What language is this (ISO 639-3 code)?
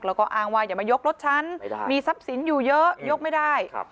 tha